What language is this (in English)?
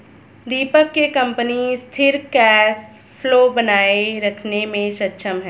Hindi